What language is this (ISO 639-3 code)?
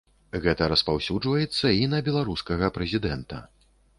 bel